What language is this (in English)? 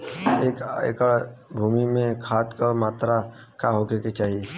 Bhojpuri